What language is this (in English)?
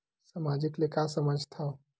Chhattisgarhi